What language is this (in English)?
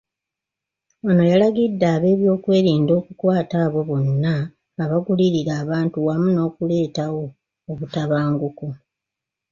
Ganda